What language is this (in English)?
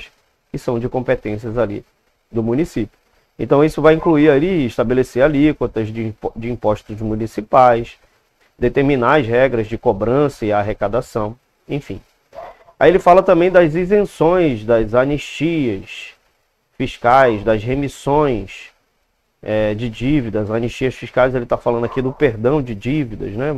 Portuguese